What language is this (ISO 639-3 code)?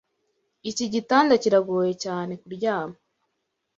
kin